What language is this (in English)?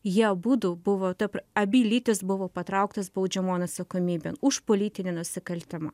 Lithuanian